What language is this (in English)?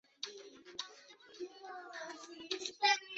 Chinese